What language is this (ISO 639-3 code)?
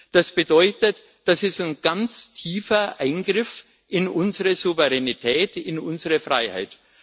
deu